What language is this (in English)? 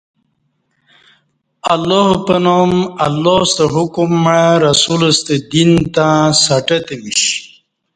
Kati